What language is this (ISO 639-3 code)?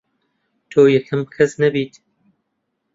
ckb